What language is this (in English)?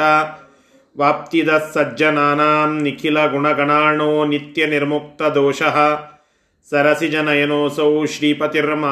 Kannada